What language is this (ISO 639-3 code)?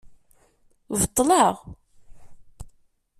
kab